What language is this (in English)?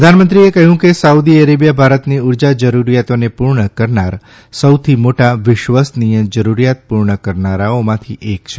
Gujarati